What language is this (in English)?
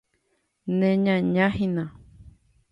Guarani